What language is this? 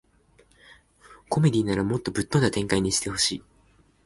Japanese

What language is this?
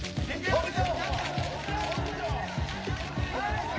Japanese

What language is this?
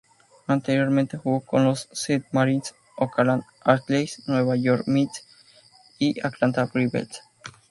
Spanish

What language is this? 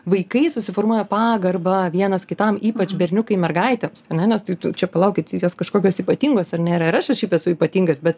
Lithuanian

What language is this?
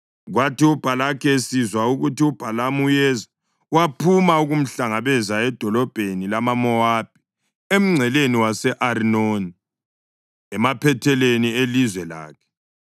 North Ndebele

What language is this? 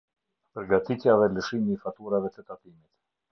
Albanian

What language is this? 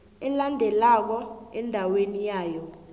South Ndebele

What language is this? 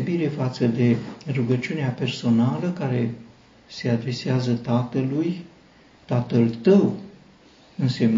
Romanian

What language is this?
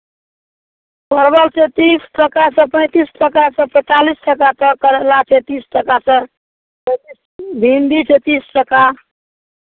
Maithili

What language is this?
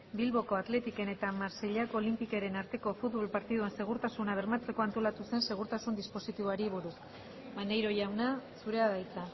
Basque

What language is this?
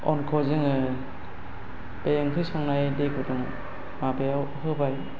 Bodo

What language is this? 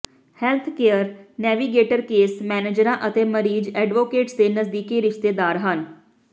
Punjabi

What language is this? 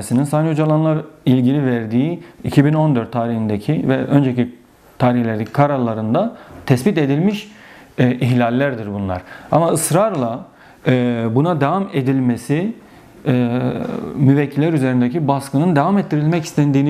Turkish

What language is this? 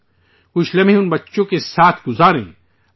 Urdu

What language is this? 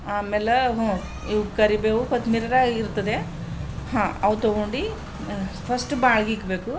Kannada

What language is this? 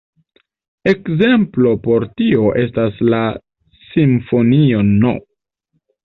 Esperanto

